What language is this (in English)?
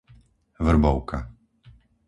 Slovak